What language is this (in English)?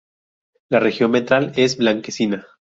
Spanish